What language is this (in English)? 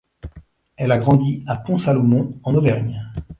French